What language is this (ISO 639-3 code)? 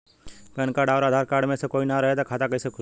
bho